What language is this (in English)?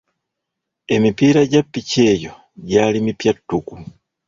Ganda